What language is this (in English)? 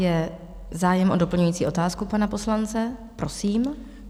Czech